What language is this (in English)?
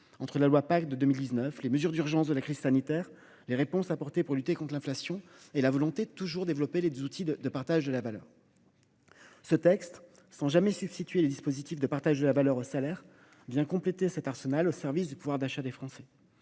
French